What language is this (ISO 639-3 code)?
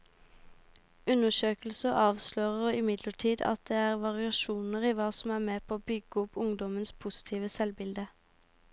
nor